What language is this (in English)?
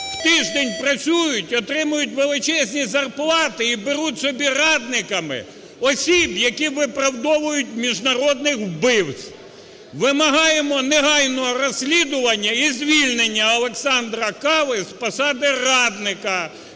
Ukrainian